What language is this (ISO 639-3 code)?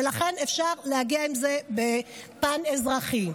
heb